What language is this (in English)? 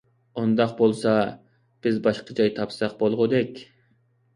Uyghur